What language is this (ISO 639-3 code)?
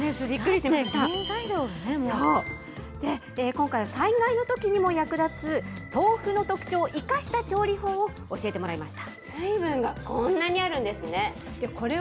jpn